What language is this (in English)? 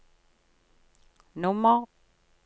Norwegian